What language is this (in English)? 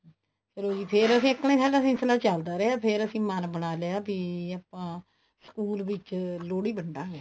Punjabi